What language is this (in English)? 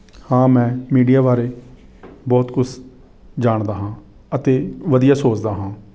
Punjabi